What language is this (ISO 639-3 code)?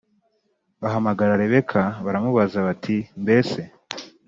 kin